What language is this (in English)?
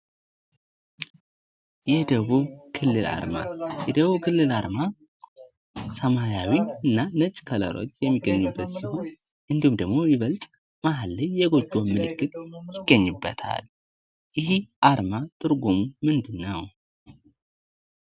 Amharic